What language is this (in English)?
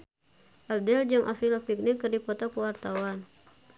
Sundanese